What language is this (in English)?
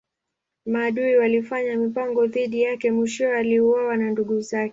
Swahili